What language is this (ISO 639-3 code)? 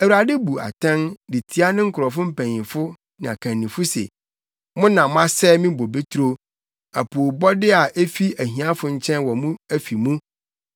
aka